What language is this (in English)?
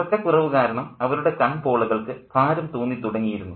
Malayalam